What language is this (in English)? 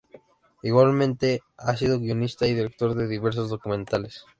Spanish